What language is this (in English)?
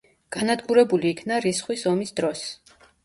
Georgian